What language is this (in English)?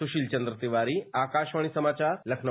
Hindi